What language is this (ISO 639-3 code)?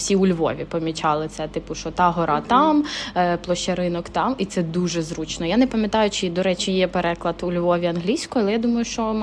ukr